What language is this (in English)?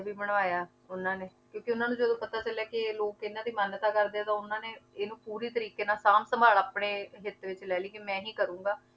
Punjabi